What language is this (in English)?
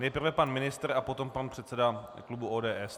Czech